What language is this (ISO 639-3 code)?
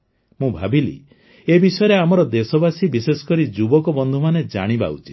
ori